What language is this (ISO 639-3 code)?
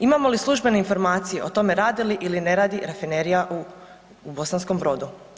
hrv